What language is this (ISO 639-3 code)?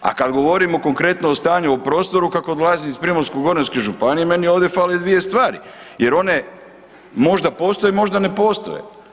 hrv